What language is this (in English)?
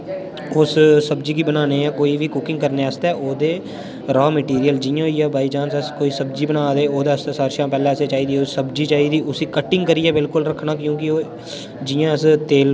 Dogri